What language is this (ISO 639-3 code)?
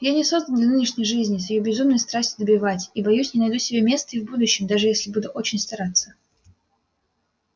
rus